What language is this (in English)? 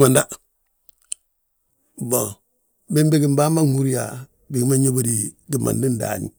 Balanta-Ganja